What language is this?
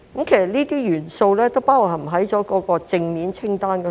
Cantonese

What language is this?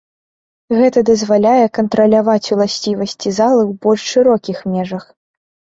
Belarusian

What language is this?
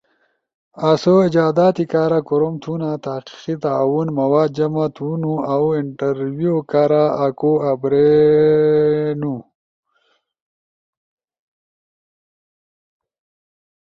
Ushojo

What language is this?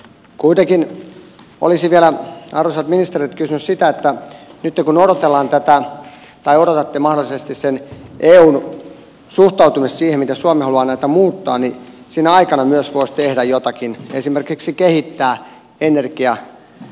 Finnish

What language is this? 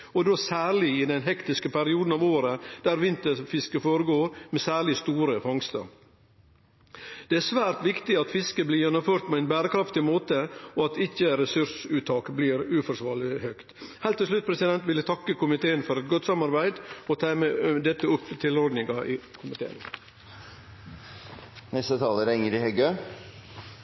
Norwegian Nynorsk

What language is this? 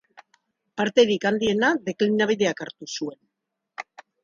Basque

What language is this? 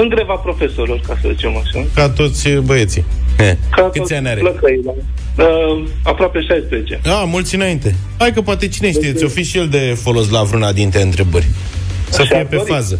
Romanian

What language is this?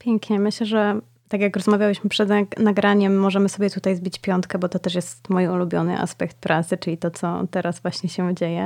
Polish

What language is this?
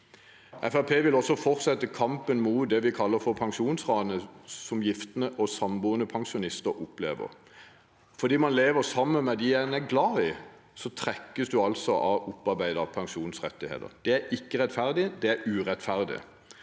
Norwegian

